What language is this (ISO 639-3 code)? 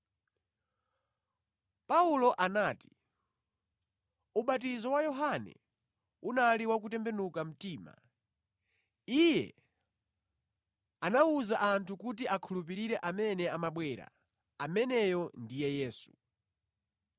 nya